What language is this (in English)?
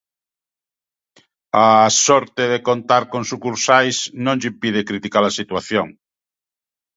Galician